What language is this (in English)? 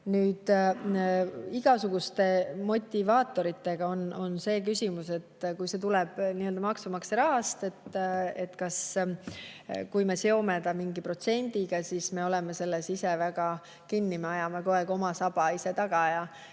Estonian